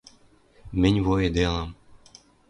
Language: Western Mari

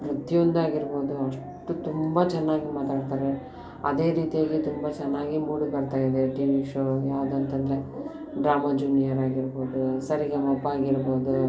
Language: Kannada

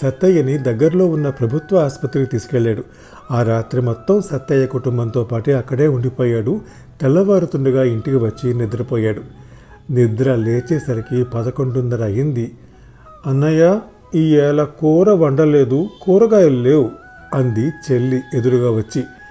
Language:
Telugu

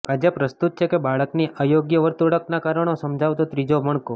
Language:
Gujarati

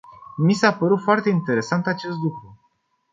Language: Romanian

